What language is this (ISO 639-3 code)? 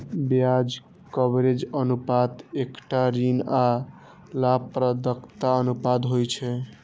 mai